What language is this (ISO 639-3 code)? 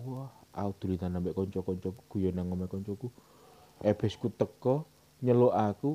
ind